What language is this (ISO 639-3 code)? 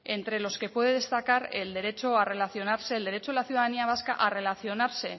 spa